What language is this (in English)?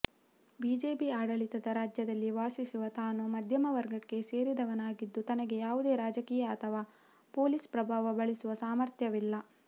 Kannada